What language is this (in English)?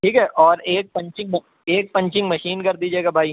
Urdu